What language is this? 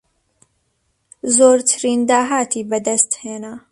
Central Kurdish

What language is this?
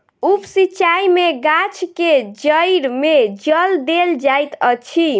Maithili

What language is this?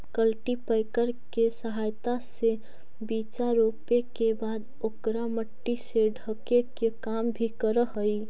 Magahi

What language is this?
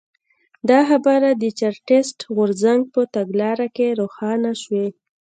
Pashto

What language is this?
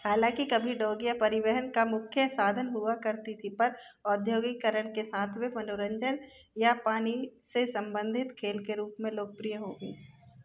Hindi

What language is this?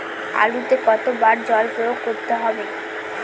Bangla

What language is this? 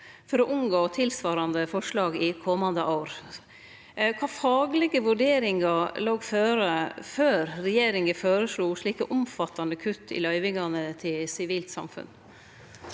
Norwegian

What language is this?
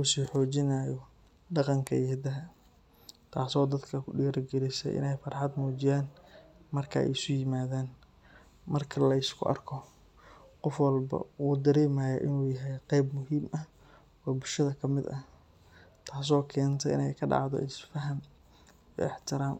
Somali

